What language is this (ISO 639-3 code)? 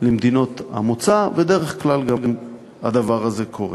heb